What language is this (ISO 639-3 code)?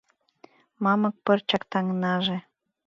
chm